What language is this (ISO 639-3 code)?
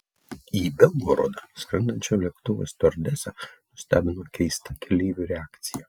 lit